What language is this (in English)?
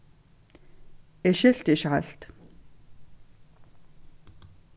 Faroese